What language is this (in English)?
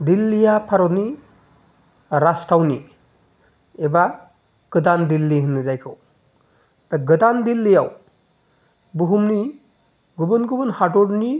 Bodo